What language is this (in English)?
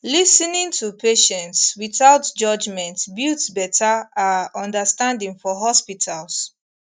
Nigerian Pidgin